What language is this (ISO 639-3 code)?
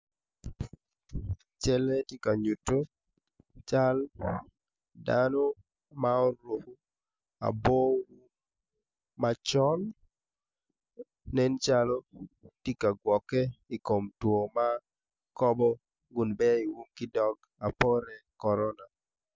ach